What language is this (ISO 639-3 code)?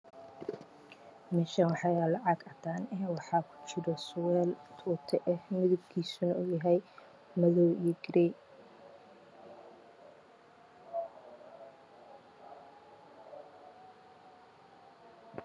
som